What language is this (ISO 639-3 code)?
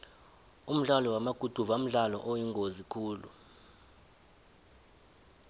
nbl